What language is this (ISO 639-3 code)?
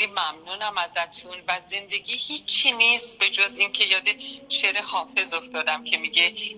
fas